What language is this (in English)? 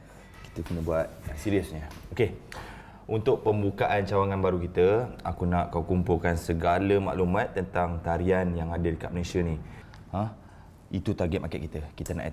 Malay